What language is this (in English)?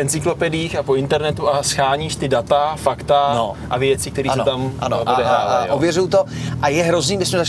Czech